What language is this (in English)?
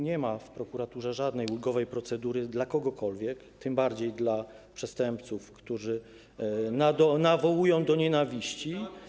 Polish